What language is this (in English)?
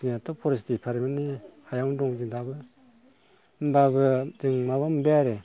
Bodo